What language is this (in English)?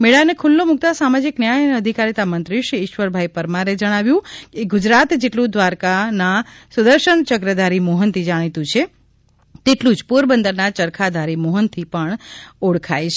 Gujarati